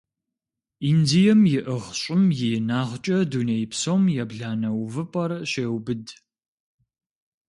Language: Kabardian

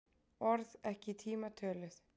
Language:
Icelandic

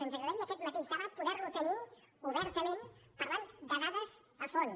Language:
Catalan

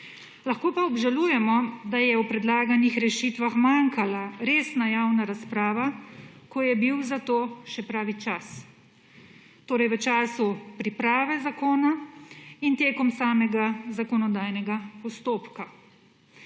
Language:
Slovenian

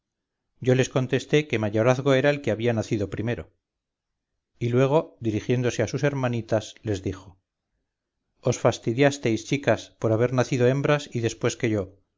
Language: Spanish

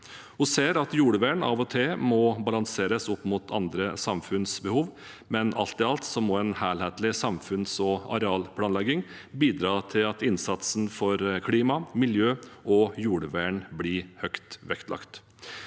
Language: Norwegian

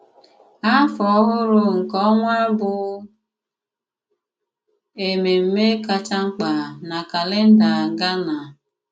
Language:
Igbo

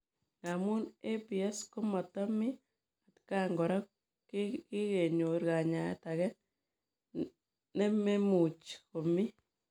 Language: Kalenjin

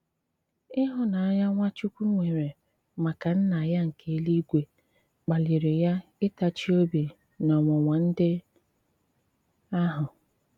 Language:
Igbo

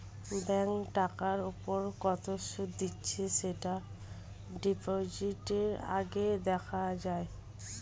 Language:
Bangla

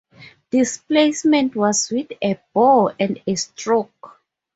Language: English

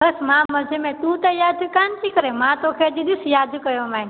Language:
Sindhi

